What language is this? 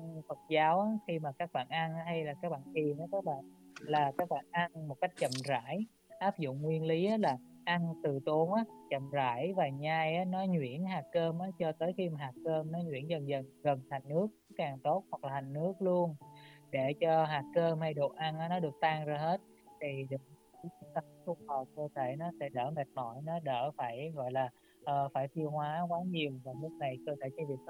Vietnamese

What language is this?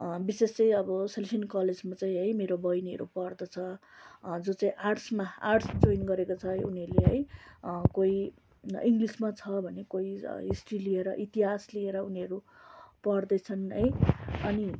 Nepali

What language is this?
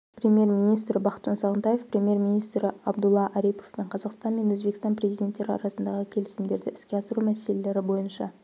Kazakh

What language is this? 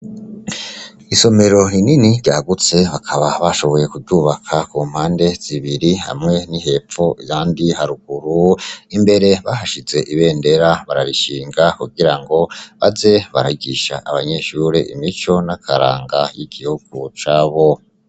Rundi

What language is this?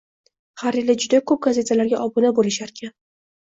Uzbek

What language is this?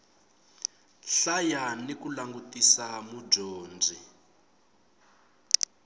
Tsonga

